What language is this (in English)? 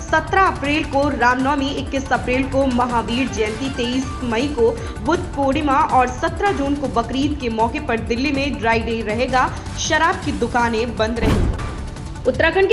Hindi